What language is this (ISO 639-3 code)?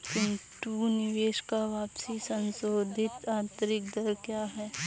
hin